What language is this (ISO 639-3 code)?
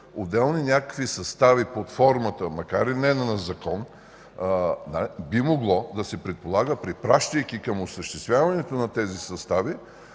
bul